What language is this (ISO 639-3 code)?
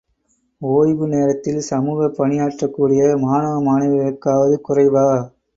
tam